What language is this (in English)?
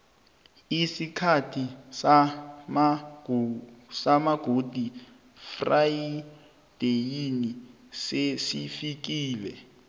South Ndebele